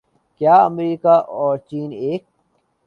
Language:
Urdu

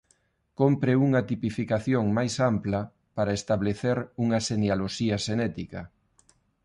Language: Galician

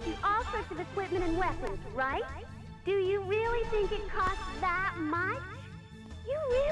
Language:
Portuguese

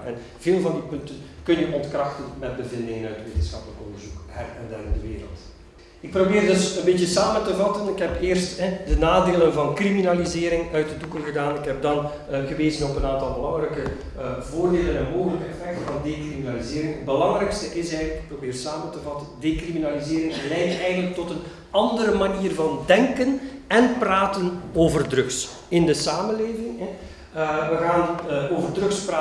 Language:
Dutch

